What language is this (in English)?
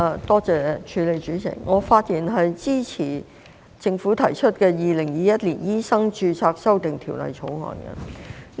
Cantonese